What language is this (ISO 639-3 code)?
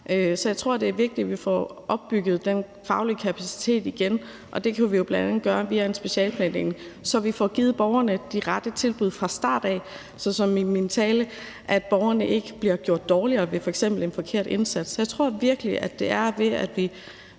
dan